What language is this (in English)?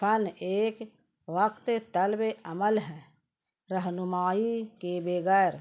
Urdu